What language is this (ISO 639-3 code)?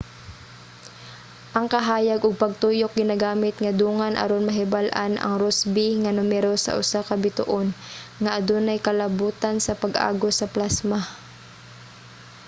ceb